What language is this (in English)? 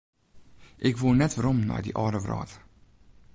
Western Frisian